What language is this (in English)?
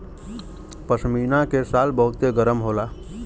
Bhojpuri